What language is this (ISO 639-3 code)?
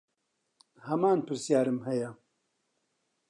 ckb